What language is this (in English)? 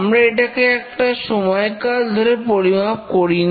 Bangla